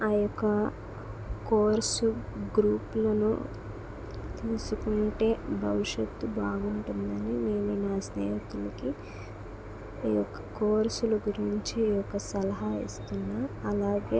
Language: Telugu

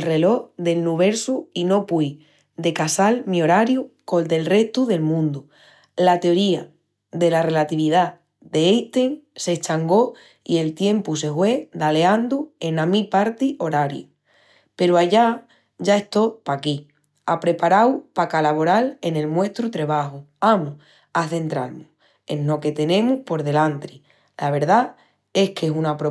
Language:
Extremaduran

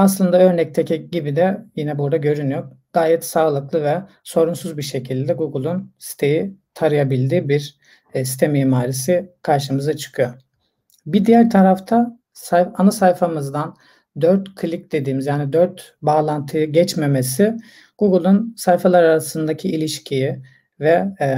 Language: Turkish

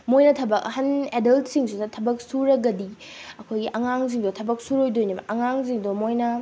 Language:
Manipuri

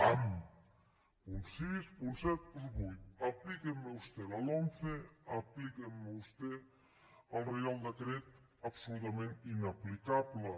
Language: Catalan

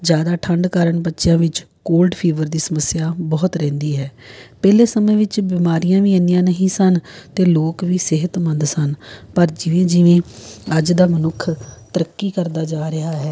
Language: Punjabi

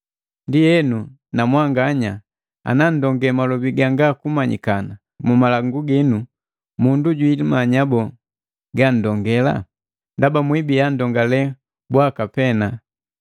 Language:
Matengo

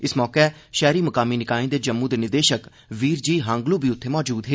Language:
Dogri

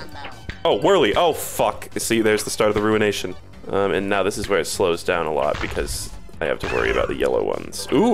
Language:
English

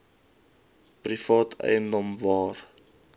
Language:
Afrikaans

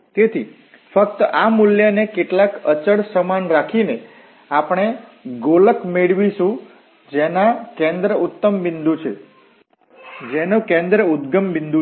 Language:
Gujarati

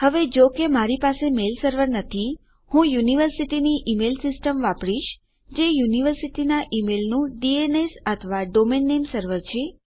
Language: Gujarati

